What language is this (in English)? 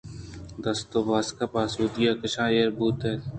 Eastern Balochi